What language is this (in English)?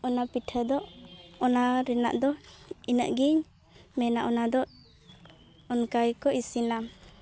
Santali